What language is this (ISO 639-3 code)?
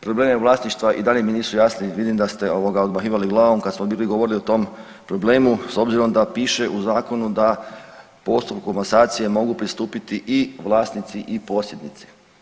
hrv